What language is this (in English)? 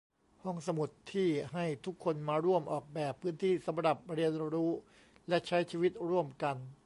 Thai